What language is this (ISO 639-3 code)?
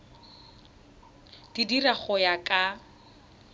tsn